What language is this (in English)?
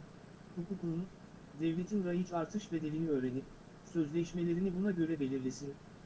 Turkish